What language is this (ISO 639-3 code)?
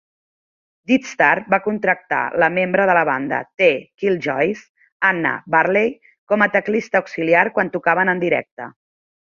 cat